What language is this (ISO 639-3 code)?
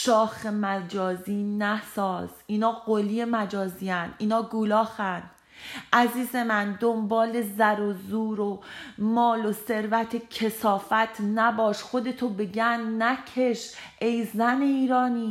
fas